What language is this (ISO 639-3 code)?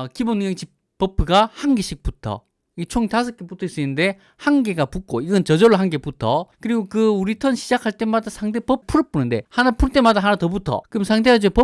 kor